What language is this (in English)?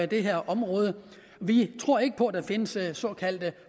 Danish